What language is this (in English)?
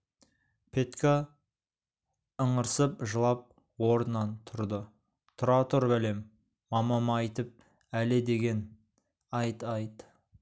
Kazakh